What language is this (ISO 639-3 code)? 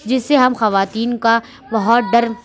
urd